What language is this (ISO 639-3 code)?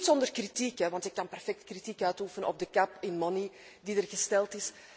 nld